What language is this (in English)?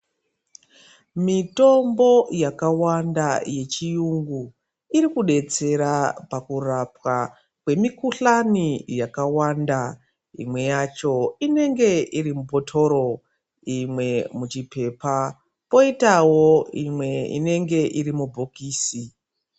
Ndau